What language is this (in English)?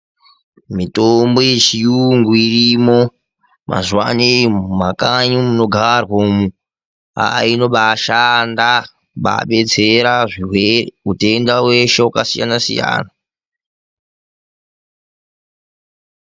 Ndau